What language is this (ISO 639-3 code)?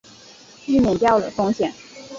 zho